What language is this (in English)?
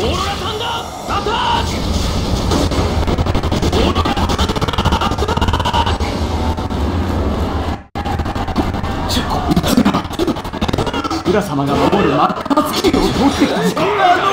Japanese